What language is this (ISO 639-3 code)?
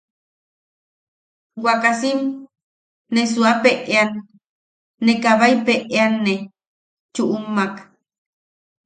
yaq